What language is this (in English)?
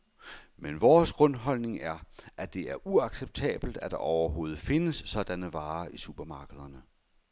Danish